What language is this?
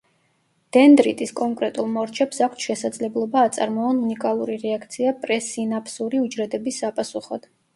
Georgian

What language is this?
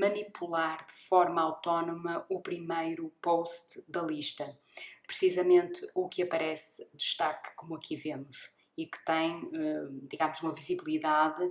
Portuguese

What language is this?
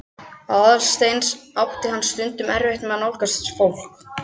Icelandic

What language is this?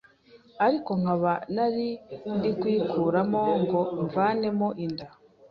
Kinyarwanda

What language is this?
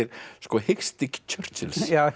Icelandic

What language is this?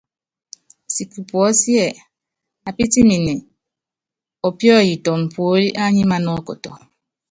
Yangben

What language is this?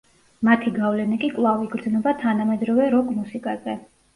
Georgian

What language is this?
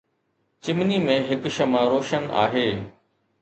Sindhi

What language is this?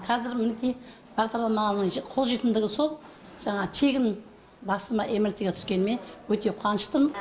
Kazakh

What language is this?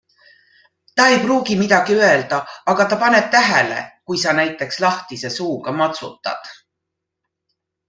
Estonian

